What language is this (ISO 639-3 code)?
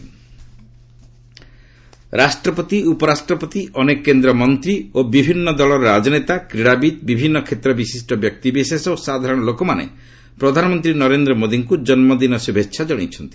ori